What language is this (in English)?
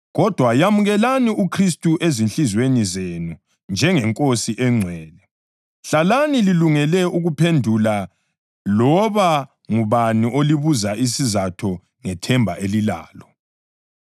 North Ndebele